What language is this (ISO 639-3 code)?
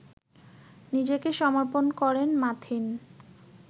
ben